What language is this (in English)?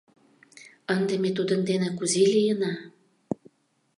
Mari